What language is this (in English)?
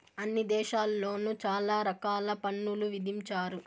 Telugu